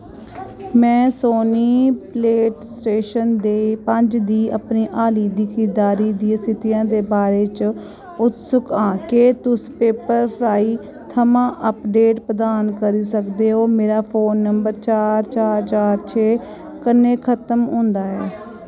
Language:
Dogri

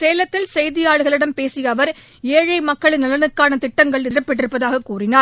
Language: Tamil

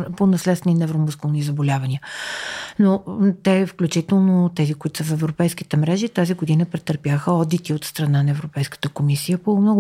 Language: Bulgarian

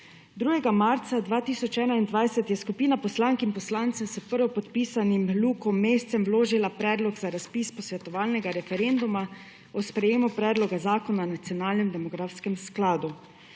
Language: Slovenian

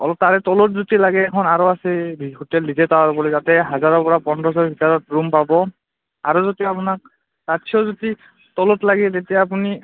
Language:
Assamese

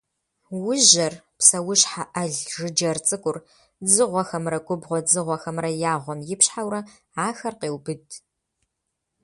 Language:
Kabardian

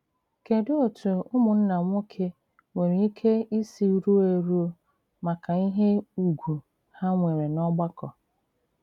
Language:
Igbo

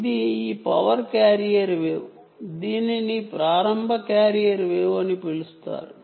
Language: Telugu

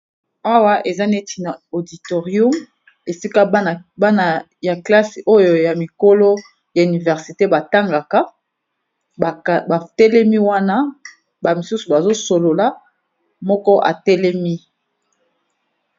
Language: Lingala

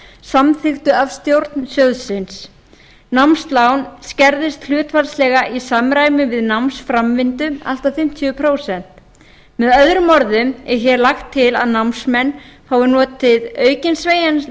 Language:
Icelandic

